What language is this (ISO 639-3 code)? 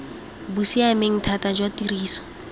tsn